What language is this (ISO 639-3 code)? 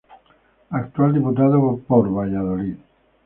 spa